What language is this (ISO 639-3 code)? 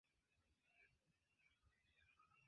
epo